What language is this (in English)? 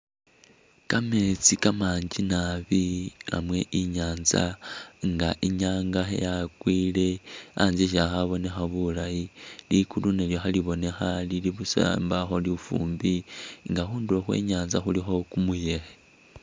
Masaaba